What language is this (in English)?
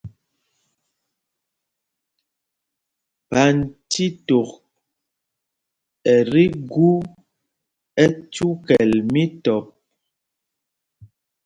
Mpumpong